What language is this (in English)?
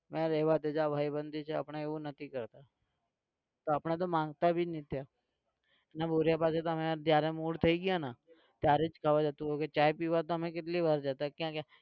Gujarati